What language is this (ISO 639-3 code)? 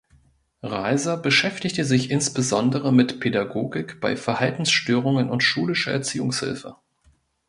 deu